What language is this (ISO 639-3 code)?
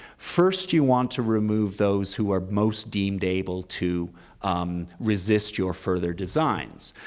eng